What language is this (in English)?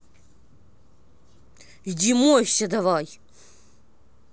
Russian